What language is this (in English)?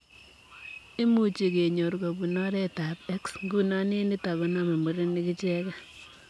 Kalenjin